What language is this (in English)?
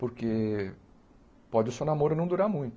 Portuguese